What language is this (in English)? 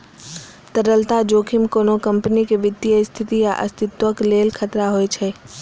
Maithili